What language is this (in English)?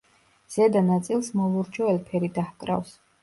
Georgian